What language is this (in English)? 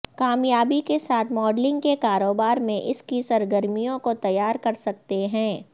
Urdu